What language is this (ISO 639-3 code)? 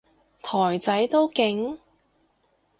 yue